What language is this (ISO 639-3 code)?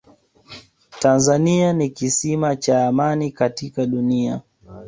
swa